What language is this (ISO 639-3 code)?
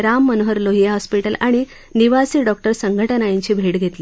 mar